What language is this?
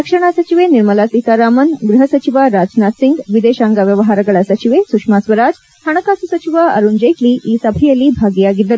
Kannada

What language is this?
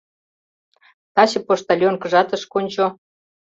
Mari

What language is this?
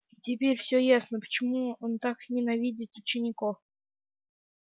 Russian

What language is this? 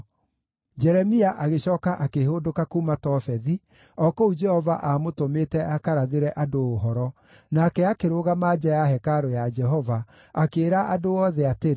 Kikuyu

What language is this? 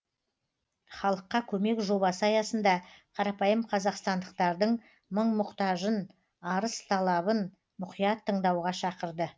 Kazakh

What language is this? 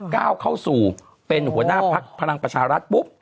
Thai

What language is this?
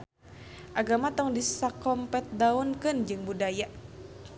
Sundanese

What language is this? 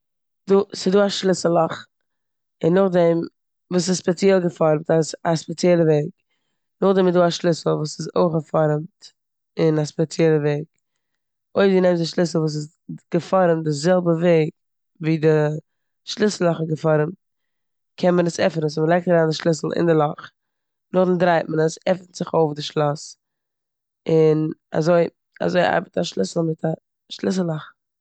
Yiddish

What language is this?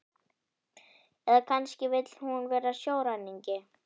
Icelandic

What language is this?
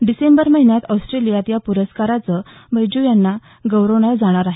Marathi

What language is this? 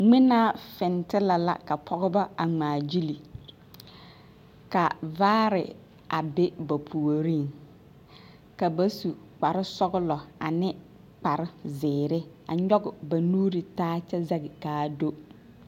Southern Dagaare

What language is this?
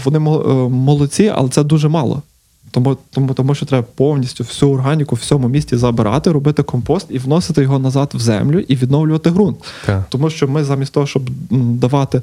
Ukrainian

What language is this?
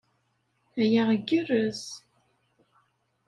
Kabyle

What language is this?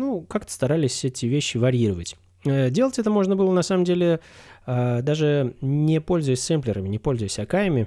Russian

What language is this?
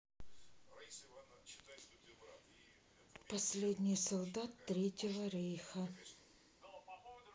Russian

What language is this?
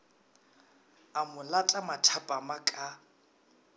Northern Sotho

